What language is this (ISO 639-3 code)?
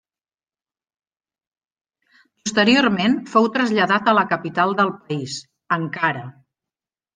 cat